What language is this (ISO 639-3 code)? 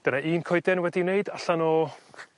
cym